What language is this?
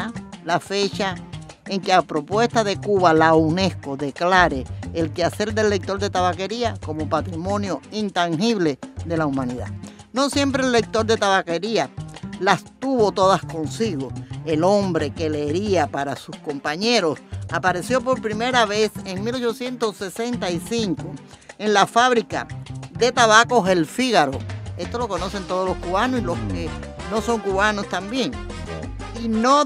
Spanish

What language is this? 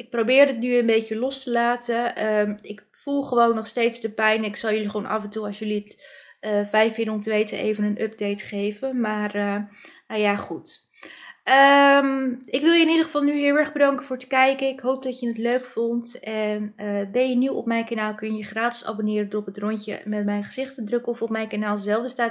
Dutch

